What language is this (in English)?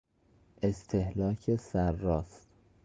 Persian